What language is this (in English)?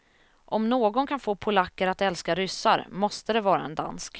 Swedish